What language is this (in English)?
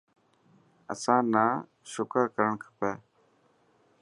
Dhatki